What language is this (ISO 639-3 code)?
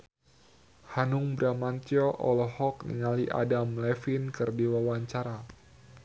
sun